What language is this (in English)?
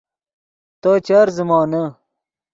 Yidgha